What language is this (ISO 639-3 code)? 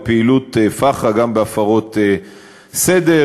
heb